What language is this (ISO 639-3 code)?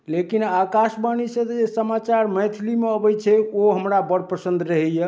mai